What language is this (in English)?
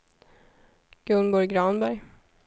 Swedish